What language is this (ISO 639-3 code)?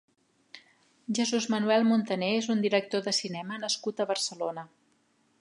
cat